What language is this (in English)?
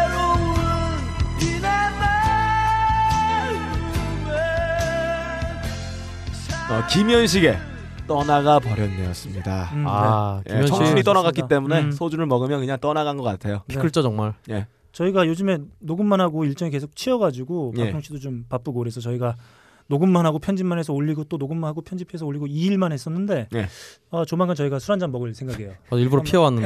Korean